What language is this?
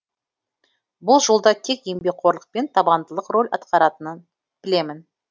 Kazakh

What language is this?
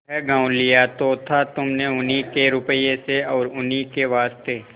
Hindi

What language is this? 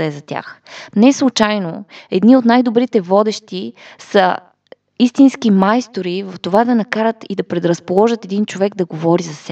Bulgarian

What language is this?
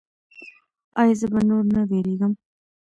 Pashto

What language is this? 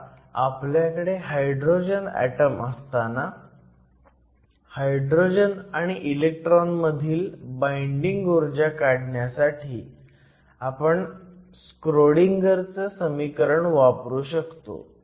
Marathi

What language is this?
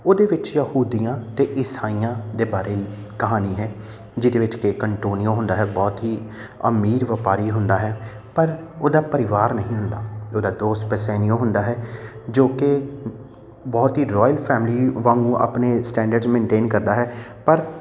Punjabi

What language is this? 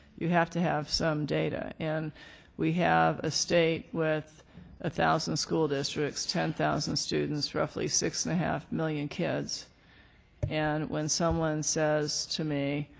English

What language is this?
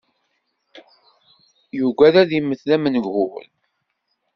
Kabyle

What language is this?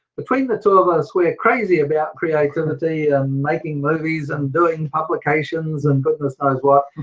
English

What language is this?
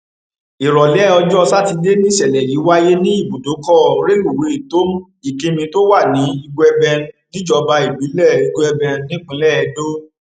Yoruba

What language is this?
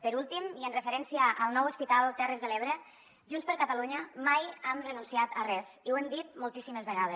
Catalan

